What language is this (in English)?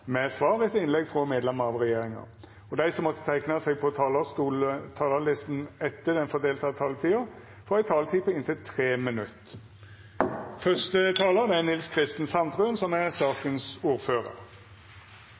Norwegian